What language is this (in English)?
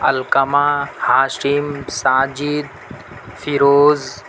Urdu